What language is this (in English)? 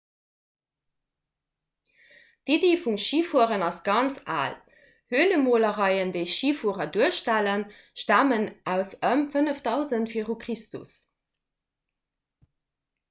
Luxembourgish